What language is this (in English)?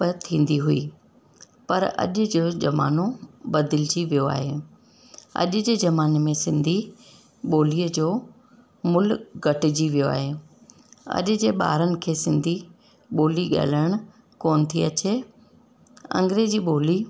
Sindhi